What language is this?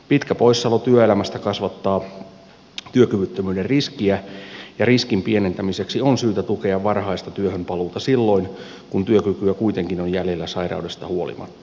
Finnish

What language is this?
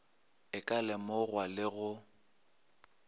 Northern Sotho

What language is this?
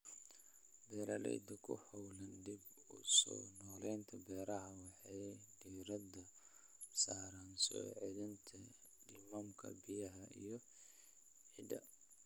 Somali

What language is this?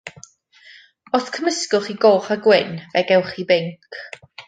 Welsh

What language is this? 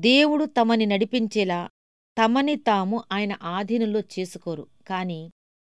Telugu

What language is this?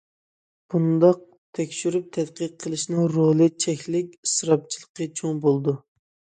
Uyghur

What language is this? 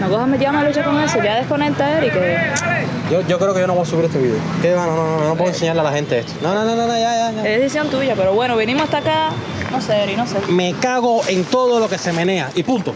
Spanish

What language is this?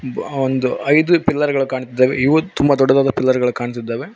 Kannada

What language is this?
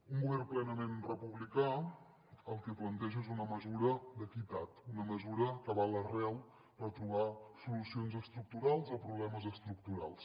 Catalan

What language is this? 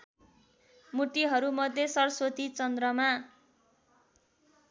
Nepali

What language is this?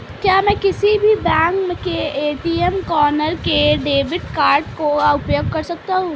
Hindi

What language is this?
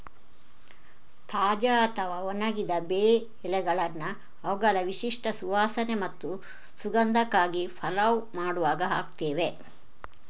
Kannada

